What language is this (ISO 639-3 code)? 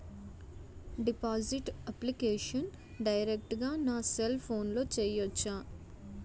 tel